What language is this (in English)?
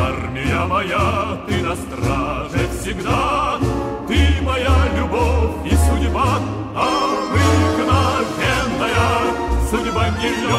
Russian